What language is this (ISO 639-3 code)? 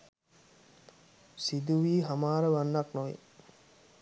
sin